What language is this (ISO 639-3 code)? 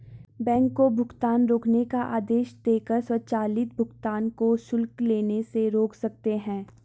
hin